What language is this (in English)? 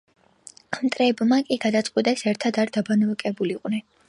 Georgian